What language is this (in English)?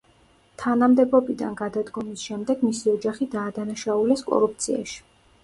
Georgian